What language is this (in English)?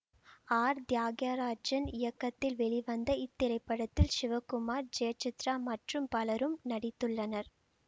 Tamil